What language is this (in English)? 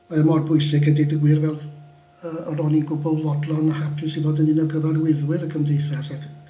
Welsh